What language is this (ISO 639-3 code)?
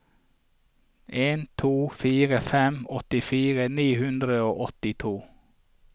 nor